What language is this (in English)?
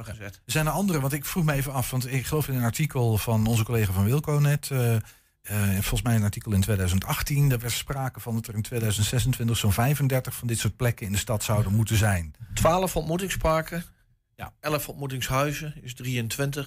Dutch